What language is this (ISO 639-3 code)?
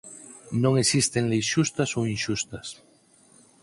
glg